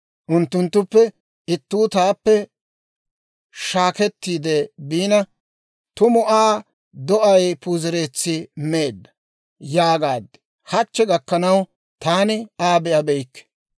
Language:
Dawro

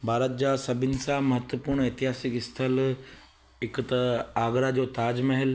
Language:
Sindhi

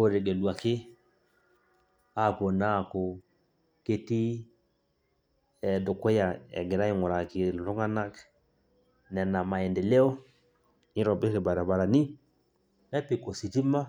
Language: Masai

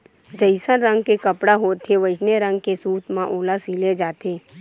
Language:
Chhattisgarhi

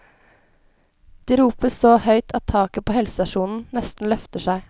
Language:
Norwegian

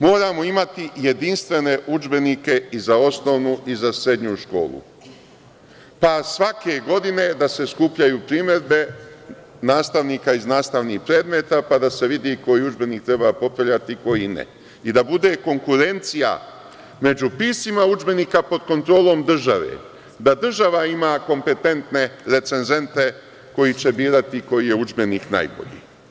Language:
Serbian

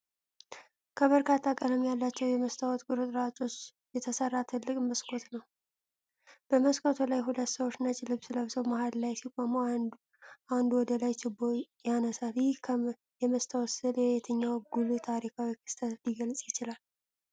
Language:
Amharic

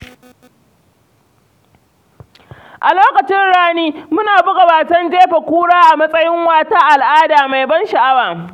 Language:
Hausa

